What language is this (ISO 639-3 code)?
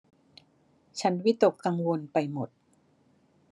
tha